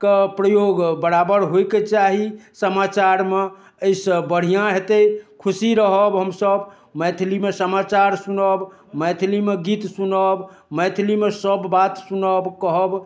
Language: Maithili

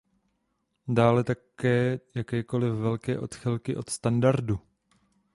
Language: Czech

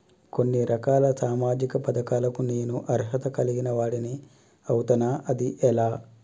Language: Telugu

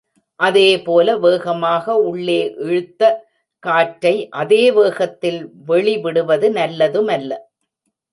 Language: Tamil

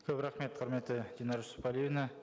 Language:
Kazakh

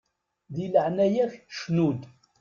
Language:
Kabyle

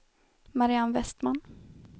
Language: Swedish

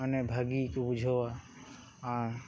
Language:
Santali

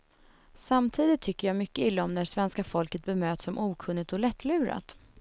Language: Swedish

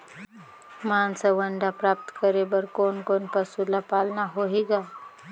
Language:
Chhattisgarhi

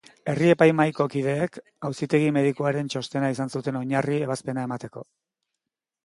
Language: Basque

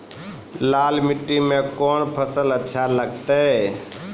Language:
Maithili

